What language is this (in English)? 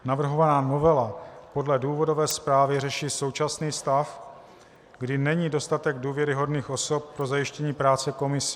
Czech